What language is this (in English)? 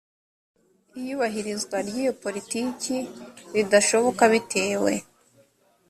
Kinyarwanda